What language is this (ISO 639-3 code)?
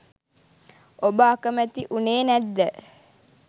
sin